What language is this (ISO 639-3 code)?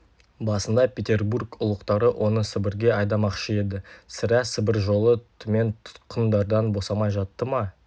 kaz